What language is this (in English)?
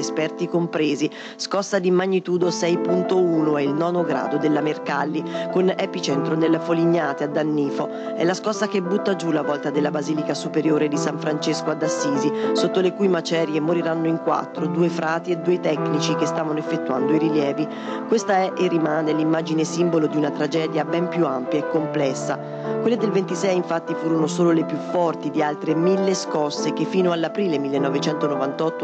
Italian